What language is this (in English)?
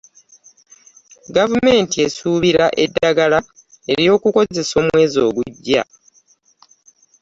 Ganda